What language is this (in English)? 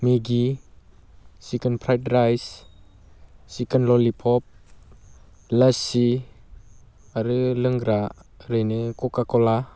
Bodo